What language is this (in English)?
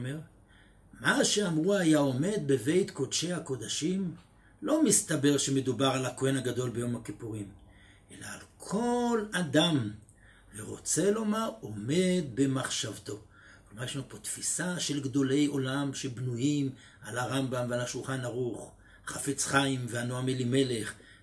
Hebrew